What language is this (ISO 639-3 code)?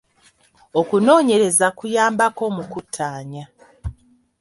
lug